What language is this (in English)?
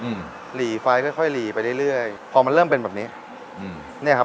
Thai